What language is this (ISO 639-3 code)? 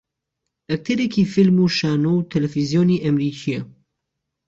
ckb